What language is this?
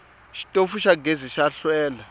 Tsonga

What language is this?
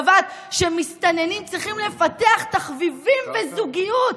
Hebrew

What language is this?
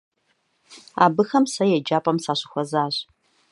Kabardian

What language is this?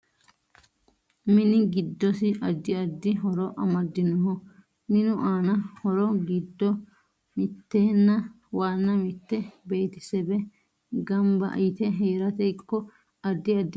Sidamo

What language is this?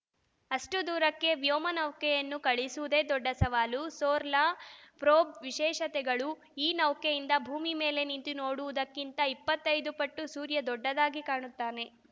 Kannada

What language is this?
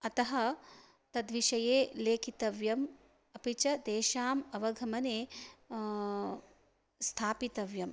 Sanskrit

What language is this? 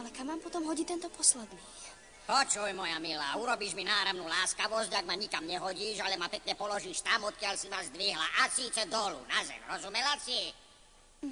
Slovak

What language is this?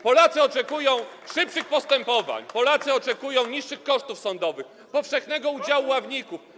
Polish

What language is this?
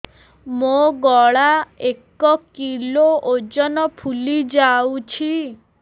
Odia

